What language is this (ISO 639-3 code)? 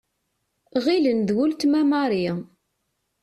kab